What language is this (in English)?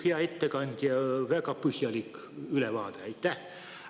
Estonian